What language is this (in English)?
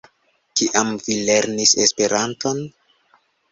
Esperanto